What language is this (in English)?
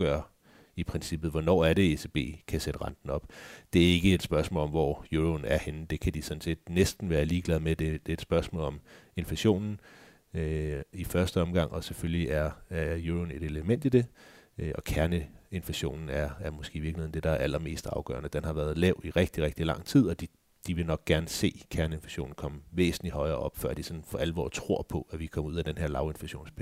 Danish